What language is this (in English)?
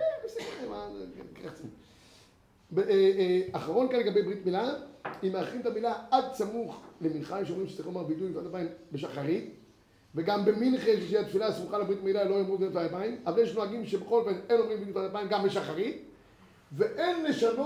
Hebrew